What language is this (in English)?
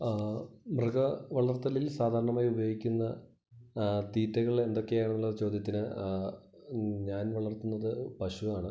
Malayalam